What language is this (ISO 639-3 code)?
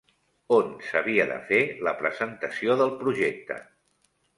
cat